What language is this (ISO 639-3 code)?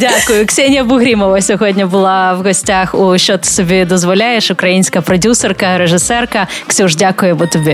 ukr